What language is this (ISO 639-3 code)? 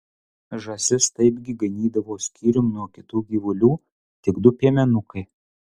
lit